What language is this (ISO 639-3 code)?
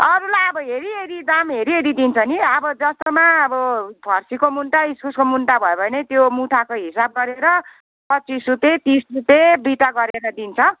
nep